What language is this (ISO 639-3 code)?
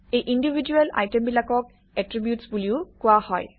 asm